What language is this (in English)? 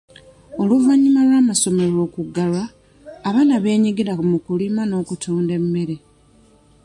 Ganda